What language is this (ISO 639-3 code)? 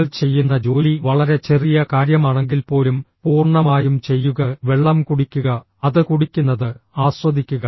mal